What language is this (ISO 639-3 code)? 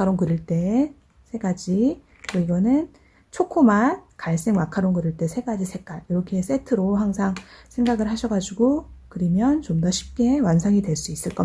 kor